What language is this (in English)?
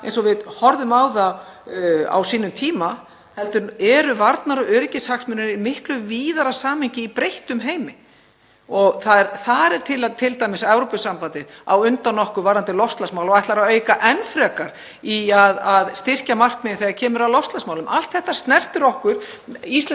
Icelandic